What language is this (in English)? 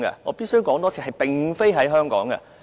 Cantonese